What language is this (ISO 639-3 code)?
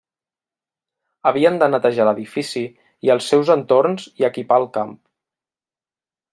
cat